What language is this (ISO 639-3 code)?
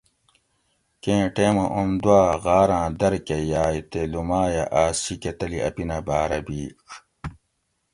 gwc